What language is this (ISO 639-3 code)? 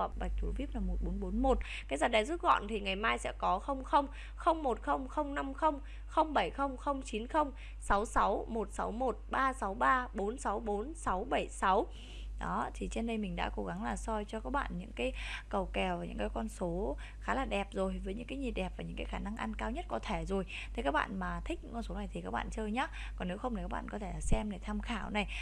vie